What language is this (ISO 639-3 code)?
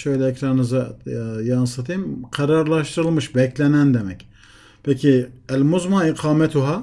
tur